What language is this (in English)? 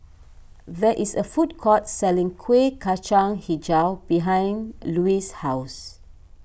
English